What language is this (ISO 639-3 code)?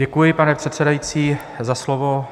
ces